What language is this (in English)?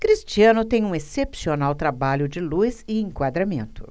Portuguese